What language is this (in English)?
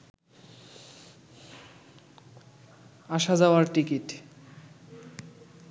Bangla